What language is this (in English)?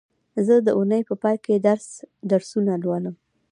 Pashto